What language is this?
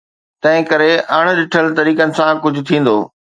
Sindhi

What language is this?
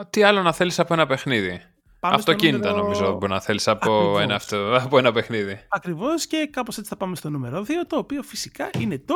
Greek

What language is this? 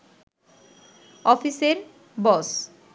Bangla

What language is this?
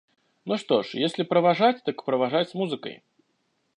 Russian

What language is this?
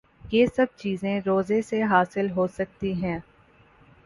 Urdu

